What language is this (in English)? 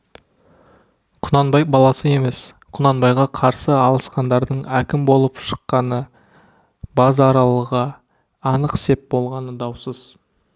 Kazakh